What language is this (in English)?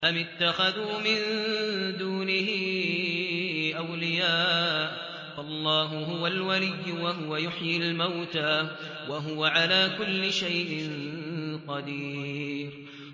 Arabic